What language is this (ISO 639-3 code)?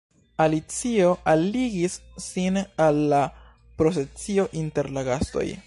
epo